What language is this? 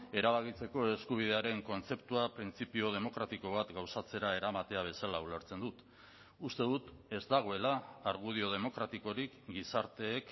Basque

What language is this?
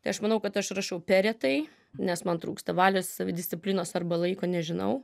Lithuanian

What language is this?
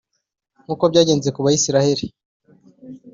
Kinyarwanda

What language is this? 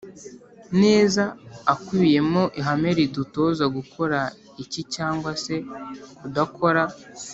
Kinyarwanda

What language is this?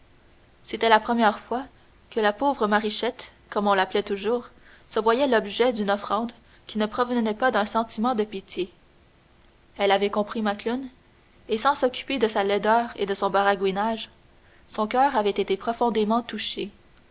French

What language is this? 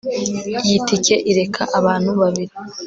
Kinyarwanda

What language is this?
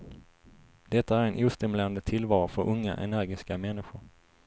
Swedish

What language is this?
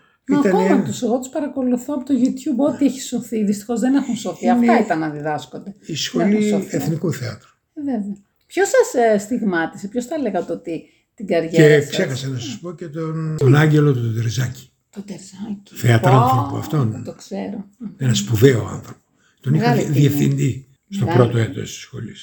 Greek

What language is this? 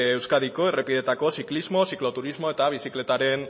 Basque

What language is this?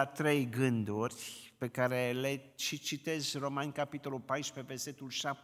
Romanian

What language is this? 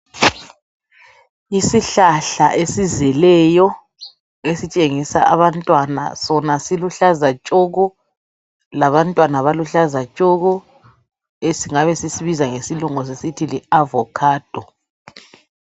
North Ndebele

